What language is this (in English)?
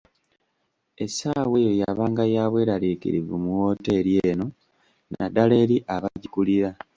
Ganda